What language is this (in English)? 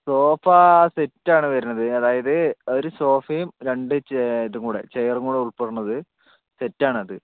Malayalam